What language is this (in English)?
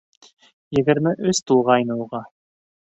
Bashkir